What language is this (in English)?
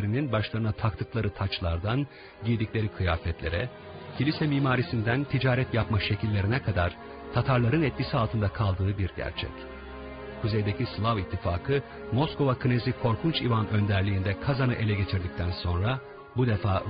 Turkish